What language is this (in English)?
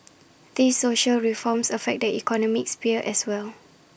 English